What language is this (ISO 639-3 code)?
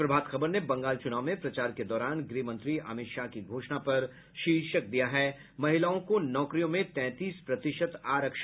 hin